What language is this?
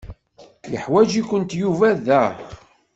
Kabyle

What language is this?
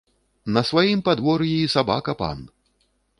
Belarusian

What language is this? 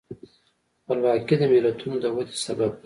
Pashto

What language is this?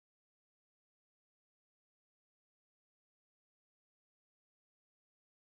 Romanian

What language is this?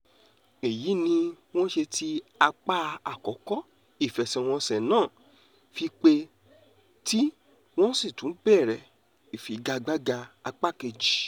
Yoruba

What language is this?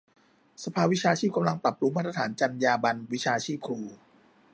Thai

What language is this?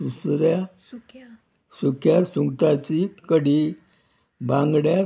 Konkani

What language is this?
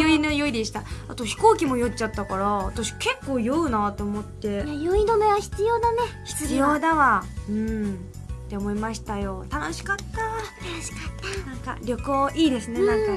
Japanese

